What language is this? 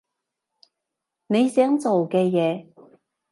Cantonese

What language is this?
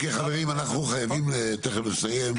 Hebrew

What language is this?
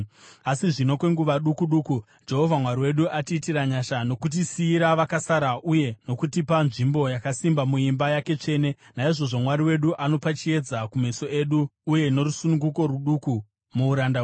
Shona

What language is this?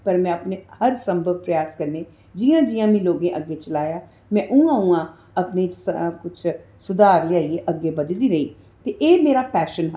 Dogri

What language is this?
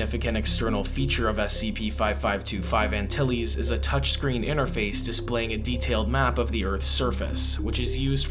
English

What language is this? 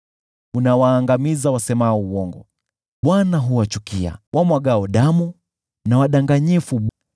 Swahili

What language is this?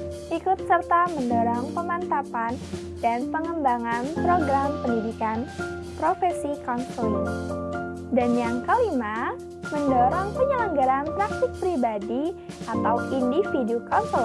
Indonesian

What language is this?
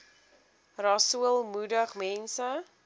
Afrikaans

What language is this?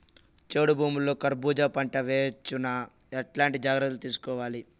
Telugu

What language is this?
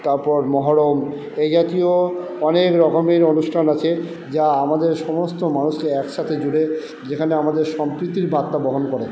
Bangla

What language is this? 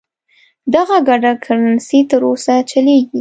Pashto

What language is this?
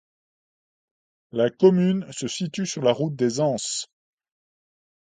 French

